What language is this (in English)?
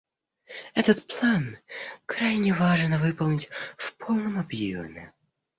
Russian